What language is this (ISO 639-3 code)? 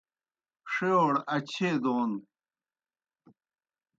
plk